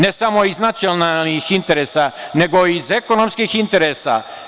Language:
Serbian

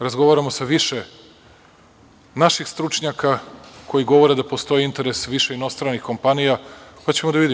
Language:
Serbian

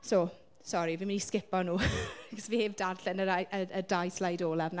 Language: Welsh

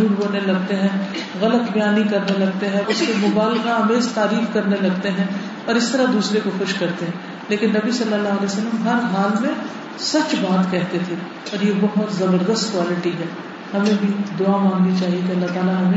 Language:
Urdu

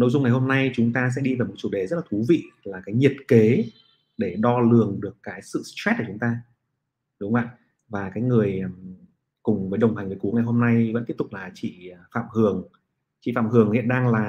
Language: Vietnamese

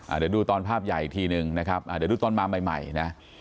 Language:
Thai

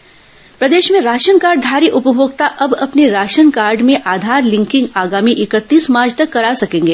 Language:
Hindi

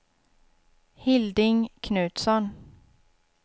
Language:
Swedish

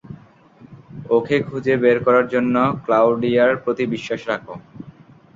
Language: Bangla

